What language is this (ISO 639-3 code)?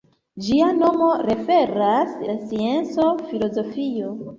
epo